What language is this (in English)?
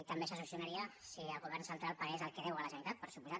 Catalan